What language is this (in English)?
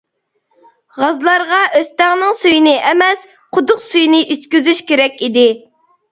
Uyghur